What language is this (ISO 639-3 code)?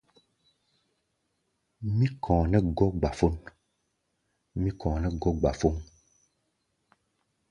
gba